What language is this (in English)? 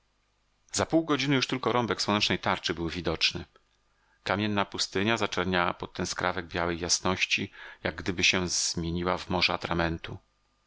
Polish